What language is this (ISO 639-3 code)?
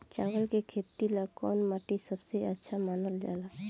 bho